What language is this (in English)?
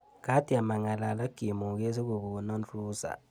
Kalenjin